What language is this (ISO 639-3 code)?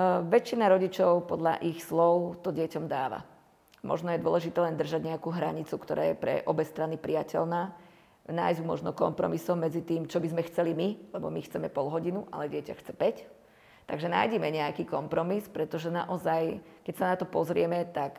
slk